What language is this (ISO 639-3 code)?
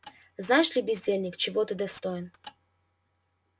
rus